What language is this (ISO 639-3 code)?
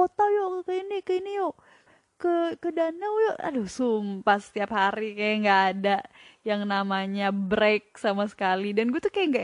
ind